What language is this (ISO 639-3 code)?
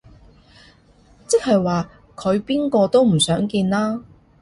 yue